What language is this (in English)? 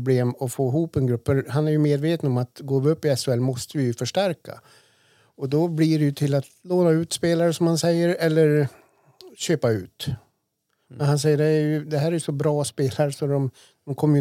Swedish